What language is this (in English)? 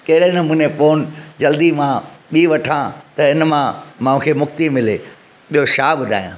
Sindhi